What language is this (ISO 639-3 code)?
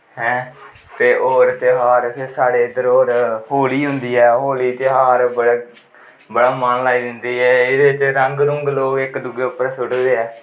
doi